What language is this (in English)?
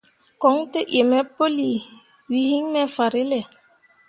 Mundang